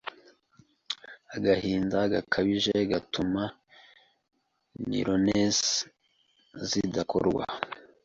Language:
Kinyarwanda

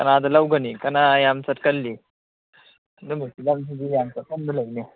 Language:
Manipuri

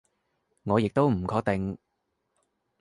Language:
Cantonese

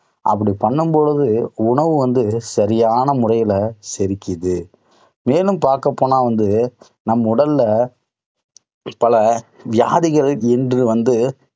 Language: Tamil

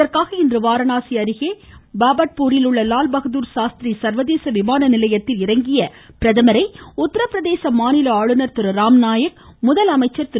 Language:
Tamil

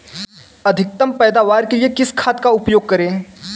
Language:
Hindi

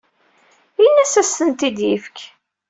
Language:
Kabyle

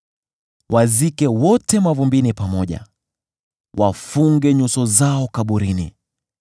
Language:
Swahili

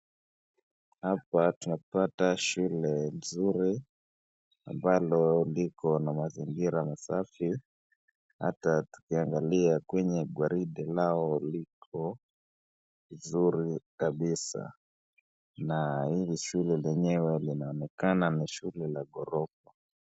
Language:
Swahili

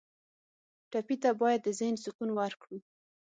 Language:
Pashto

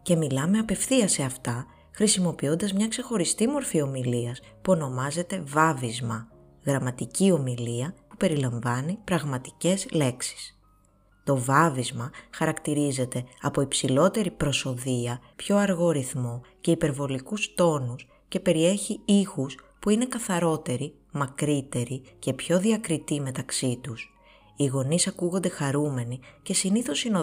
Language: Greek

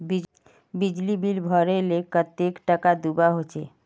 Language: Magahi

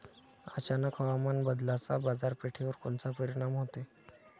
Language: Marathi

